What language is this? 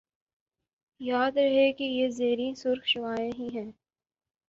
Urdu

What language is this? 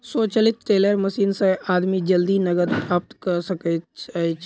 Maithili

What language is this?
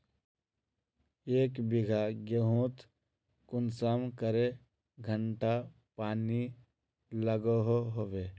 Magahi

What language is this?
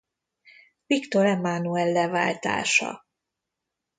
Hungarian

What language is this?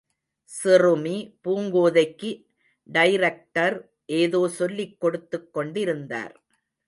Tamil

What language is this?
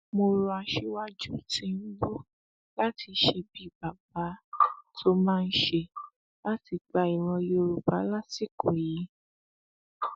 Yoruba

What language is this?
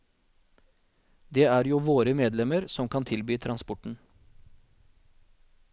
Norwegian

